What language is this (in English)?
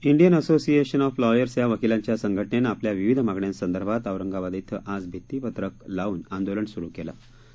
Marathi